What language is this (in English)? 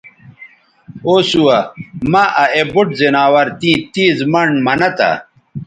Bateri